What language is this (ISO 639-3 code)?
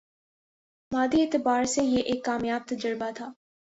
urd